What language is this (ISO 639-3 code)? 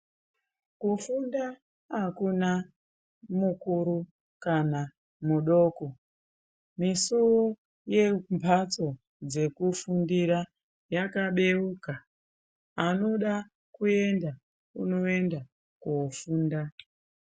ndc